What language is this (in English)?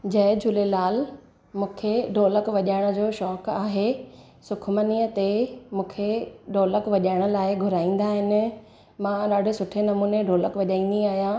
Sindhi